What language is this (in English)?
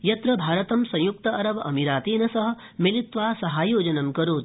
Sanskrit